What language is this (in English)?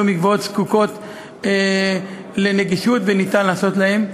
Hebrew